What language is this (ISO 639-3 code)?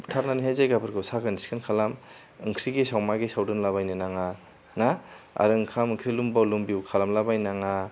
brx